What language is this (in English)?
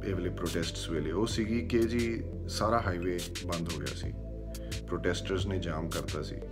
Punjabi